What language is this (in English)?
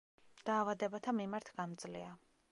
Georgian